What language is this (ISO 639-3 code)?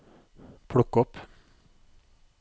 nor